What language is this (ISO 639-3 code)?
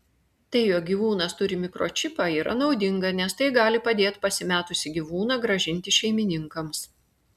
lit